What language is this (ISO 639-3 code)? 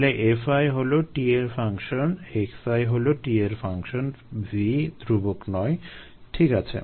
ben